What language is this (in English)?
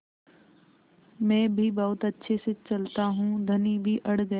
Hindi